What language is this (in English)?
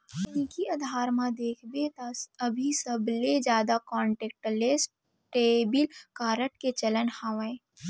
Chhattisgarhi